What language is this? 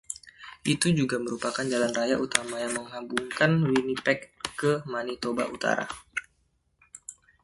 Indonesian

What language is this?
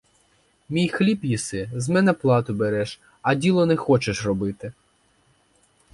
Ukrainian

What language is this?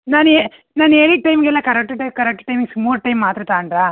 Kannada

